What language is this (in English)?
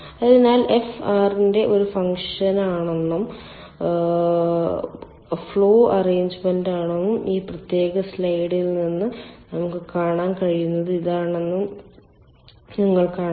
Malayalam